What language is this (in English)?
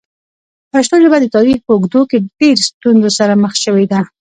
Pashto